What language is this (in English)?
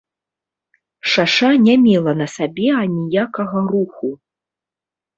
Belarusian